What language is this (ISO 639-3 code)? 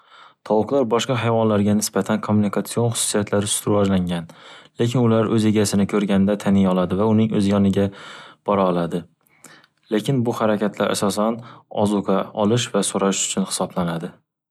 uzb